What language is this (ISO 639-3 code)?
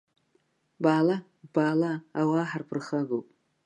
abk